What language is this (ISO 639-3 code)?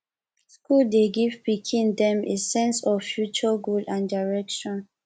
pcm